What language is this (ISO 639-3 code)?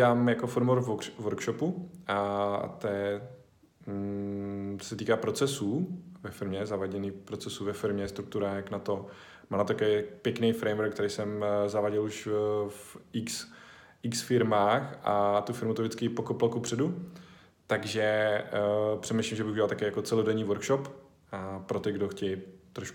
ces